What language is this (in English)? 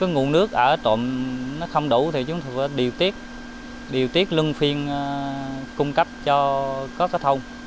Vietnamese